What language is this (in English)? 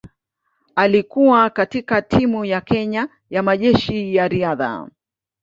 Swahili